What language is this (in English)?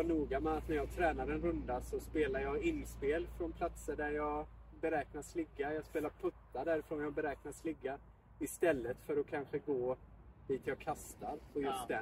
Swedish